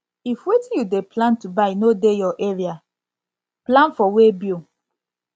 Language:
Nigerian Pidgin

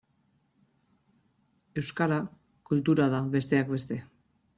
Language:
Basque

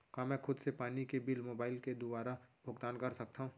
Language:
Chhattisgarhi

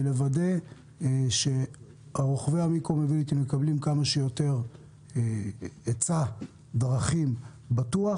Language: Hebrew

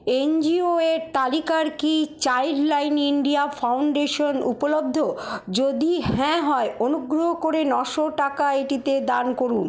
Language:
Bangla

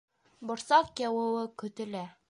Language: Bashkir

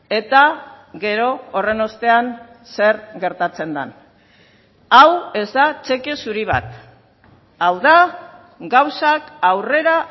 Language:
Basque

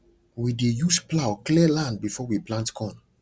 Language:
Nigerian Pidgin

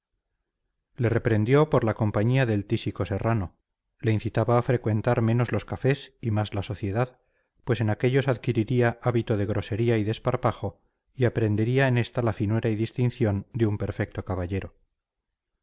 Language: Spanish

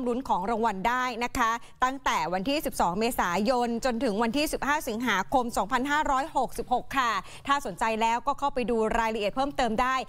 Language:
Thai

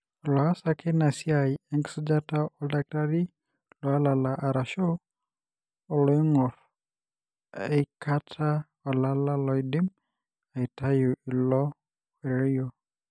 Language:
Masai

